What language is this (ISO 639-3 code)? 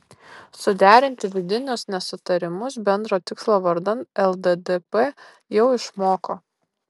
lit